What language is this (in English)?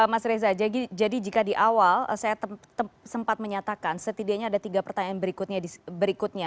Indonesian